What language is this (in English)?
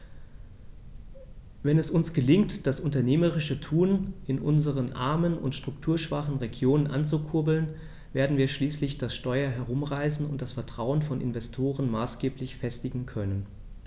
German